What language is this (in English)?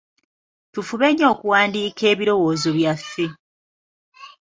Ganda